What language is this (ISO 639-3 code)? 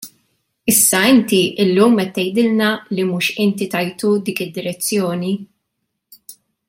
mlt